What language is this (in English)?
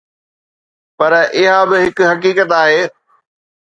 Sindhi